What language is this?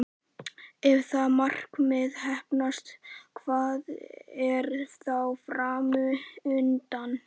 Icelandic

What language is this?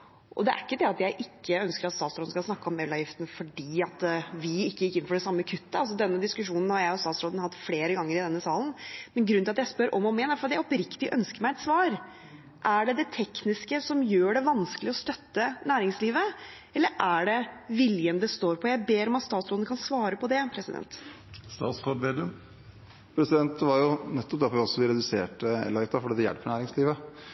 Norwegian Bokmål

